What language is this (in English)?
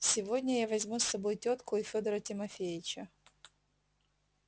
Russian